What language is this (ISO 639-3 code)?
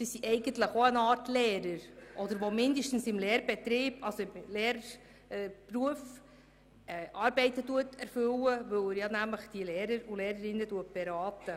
gsw